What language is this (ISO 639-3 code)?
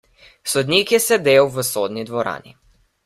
slv